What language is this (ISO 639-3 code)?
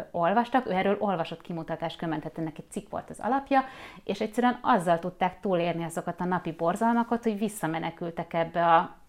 hun